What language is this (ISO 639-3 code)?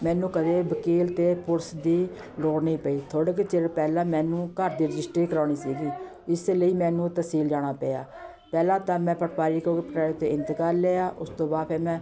pan